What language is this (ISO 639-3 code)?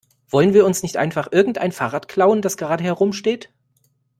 deu